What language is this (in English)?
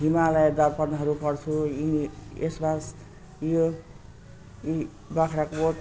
Nepali